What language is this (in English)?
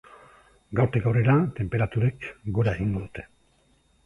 Basque